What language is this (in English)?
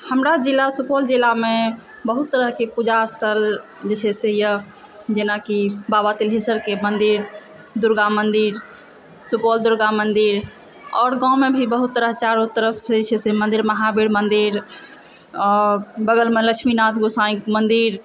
Maithili